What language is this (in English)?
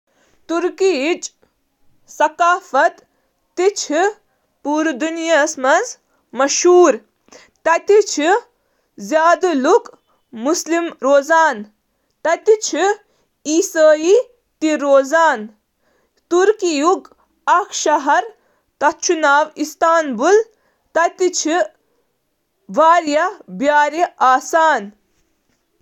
Kashmiri